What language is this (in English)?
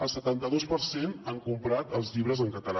Catalan